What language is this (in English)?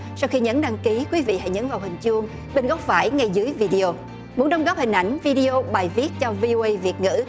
Vietnamese